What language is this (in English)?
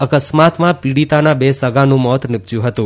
Gujarati